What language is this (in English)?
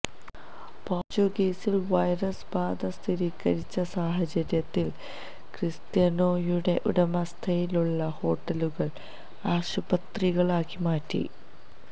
Malayalam